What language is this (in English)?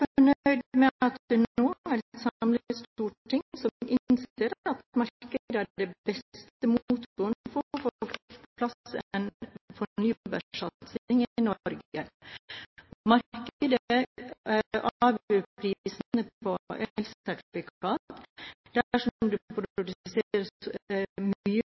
Norwegian Bokmål